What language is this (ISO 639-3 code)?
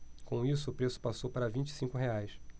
por